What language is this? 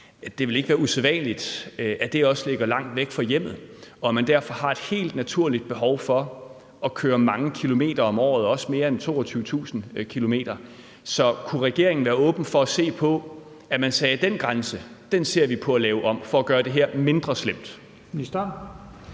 Danish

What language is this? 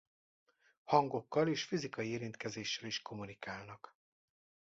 Hungarian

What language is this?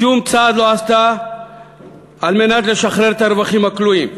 Hebrew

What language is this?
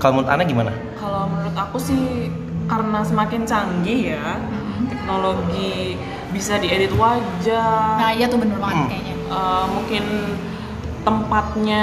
Indonesian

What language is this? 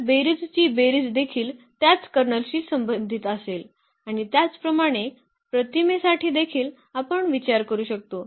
Marathi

